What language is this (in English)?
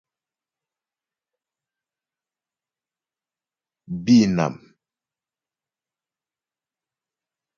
Ghomala